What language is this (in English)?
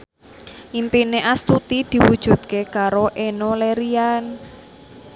Javanese